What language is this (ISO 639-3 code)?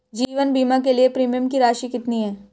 hin